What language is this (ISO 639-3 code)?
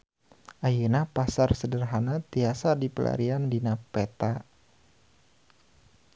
sun